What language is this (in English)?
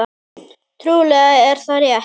Icelandic